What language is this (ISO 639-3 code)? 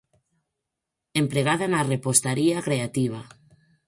glg